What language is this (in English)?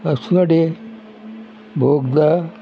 Konkani